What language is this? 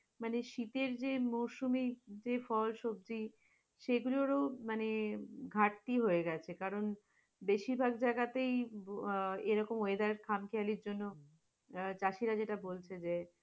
Bangla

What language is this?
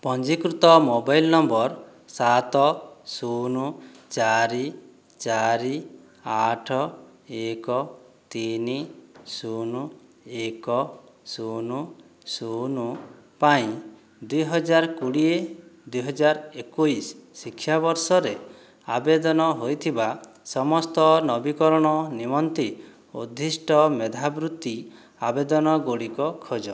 Odia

